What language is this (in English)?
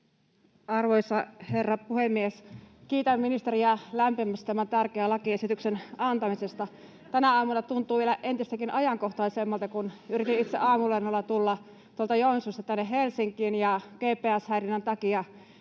Finnish